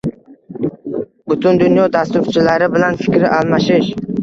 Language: Uzbek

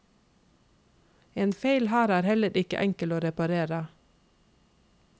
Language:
Norwegian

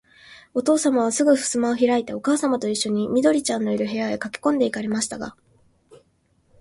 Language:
Japanese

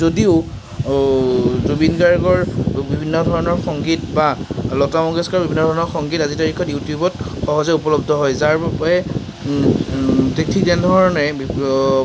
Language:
Assamese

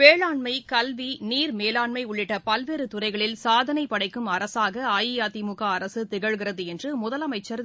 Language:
Tamil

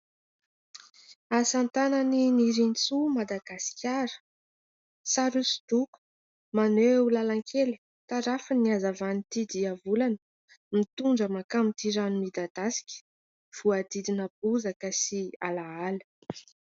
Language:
Malagasy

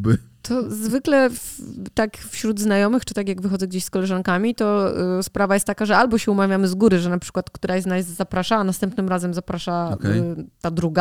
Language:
Polish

